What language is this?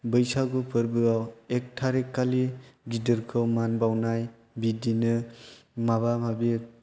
Bodo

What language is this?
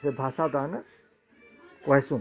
Odia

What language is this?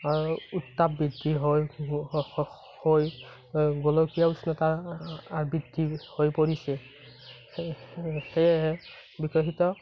Assamese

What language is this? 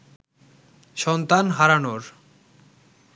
Bangla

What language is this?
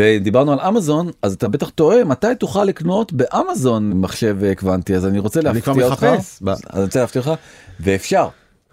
Hebrew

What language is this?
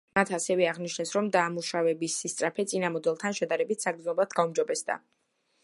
Georgian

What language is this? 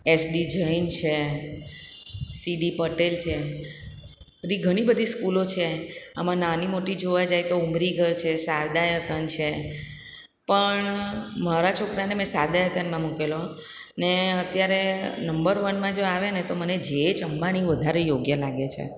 Gujarati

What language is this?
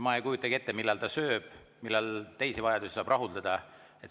Estonian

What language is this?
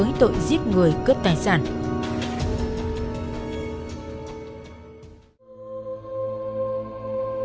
Vietnamese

